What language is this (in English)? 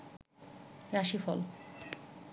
Bangla